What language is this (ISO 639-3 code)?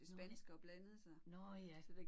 dan